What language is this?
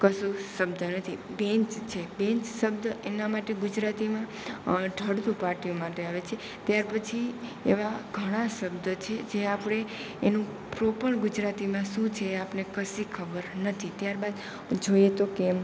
Gujarati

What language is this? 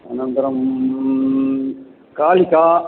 Sanskrit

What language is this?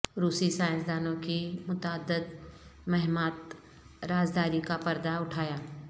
Urdu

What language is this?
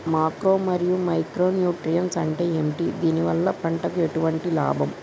Telugu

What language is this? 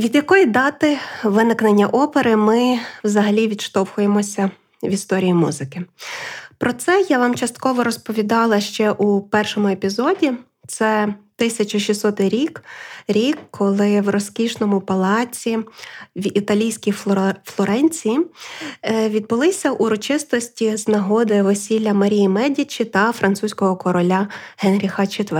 Ukrainian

